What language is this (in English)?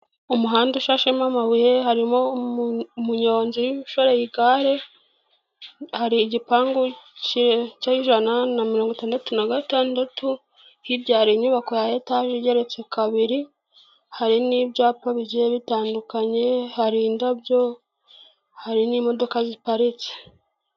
Kinyarwanda